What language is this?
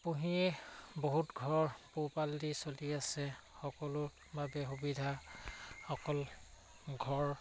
Assamese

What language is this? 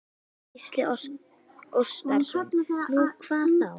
Icelandic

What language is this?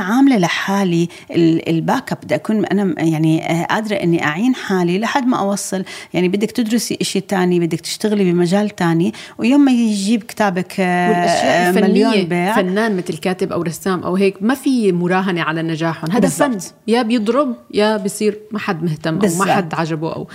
Arabic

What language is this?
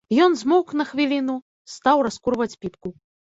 Belarusian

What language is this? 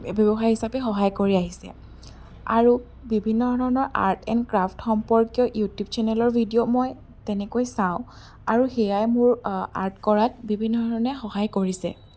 Assamese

